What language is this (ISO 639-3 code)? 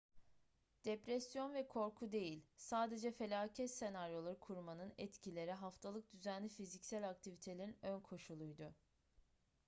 tur